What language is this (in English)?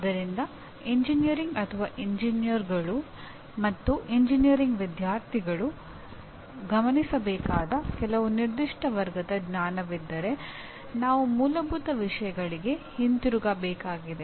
Kannada